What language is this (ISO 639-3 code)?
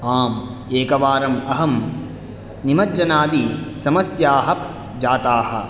san